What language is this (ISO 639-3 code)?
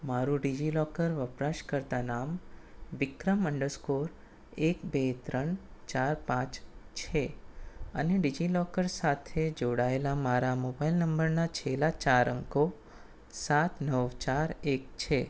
guj